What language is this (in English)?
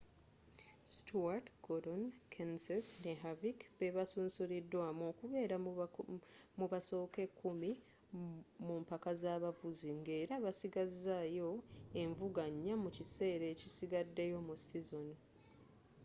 Ganda